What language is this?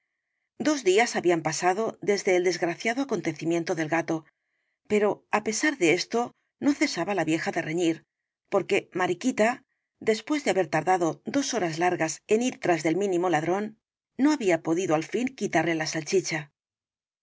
Spanish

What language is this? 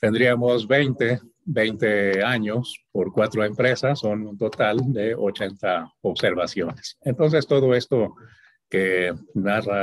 Spanish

